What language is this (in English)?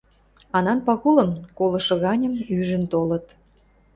Western Mari